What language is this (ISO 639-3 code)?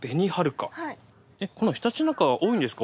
jpn